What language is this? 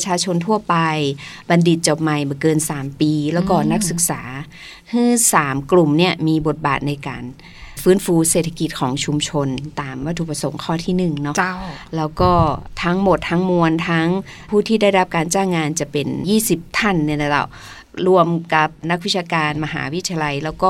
Thai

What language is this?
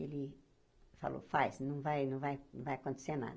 Portuguese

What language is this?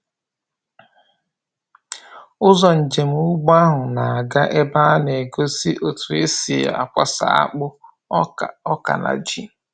Igbo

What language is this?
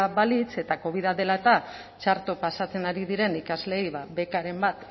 Basque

